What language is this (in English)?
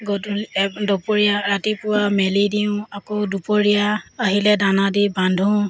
Assamese